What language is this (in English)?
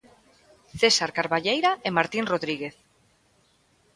Galician